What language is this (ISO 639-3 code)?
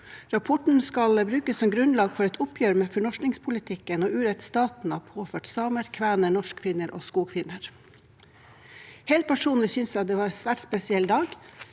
nor